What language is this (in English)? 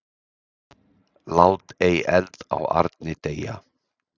Icelandic